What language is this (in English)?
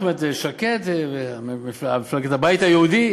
Hebrew